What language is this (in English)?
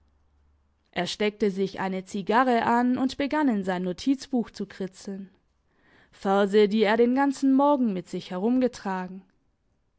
German